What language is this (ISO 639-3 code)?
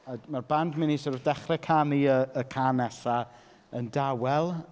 cym